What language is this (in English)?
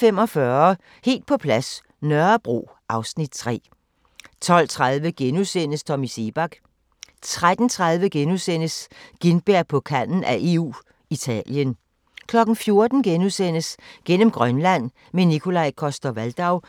Danish